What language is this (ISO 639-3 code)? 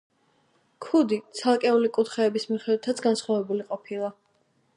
kat